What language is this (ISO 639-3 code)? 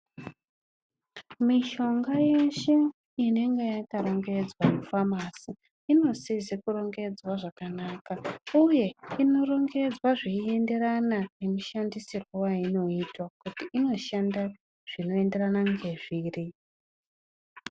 ndc